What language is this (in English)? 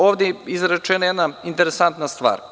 Serbian